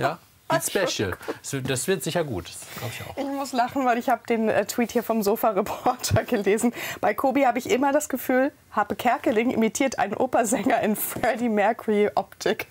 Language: German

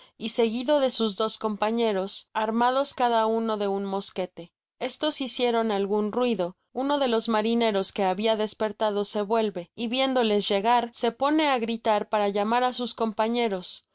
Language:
Spanish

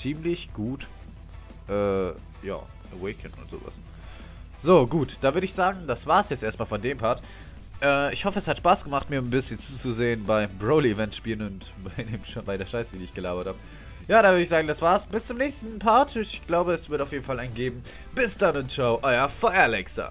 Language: German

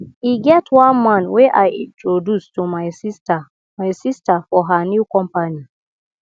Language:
Nigerian Pidgin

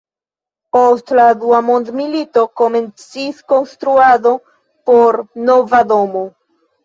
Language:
Esperanto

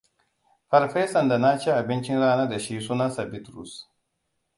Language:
Hausa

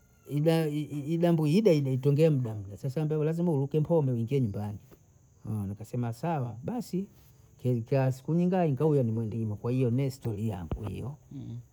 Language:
Bondei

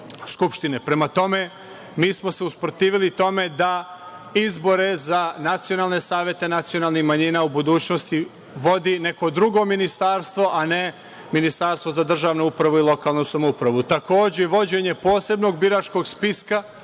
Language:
Serbian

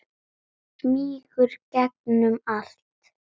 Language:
Icelandic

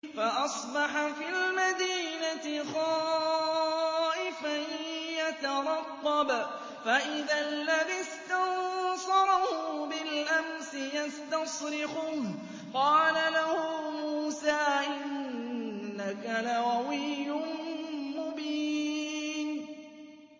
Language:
Arabic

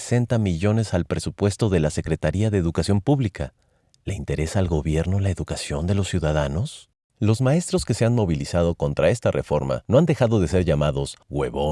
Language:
Spanish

